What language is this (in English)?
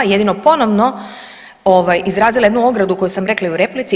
Croatian